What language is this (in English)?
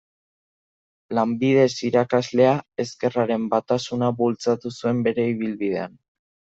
Basque